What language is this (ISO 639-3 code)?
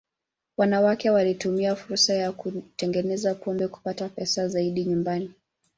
swa